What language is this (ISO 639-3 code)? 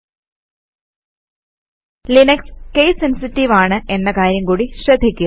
mal